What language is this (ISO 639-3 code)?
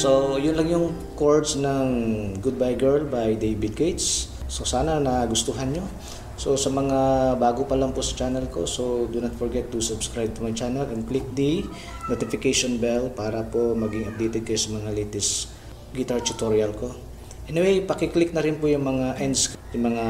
fil